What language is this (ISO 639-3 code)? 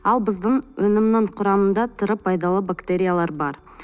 kaz